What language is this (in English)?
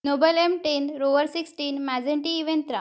Marathi